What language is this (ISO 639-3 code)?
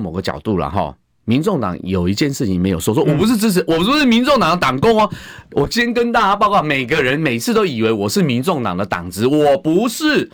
zho